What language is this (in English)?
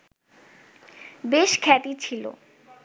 Bangla